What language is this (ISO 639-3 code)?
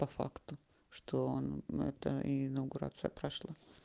rus